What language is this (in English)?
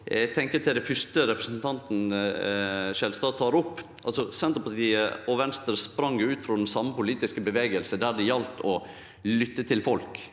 Norwegian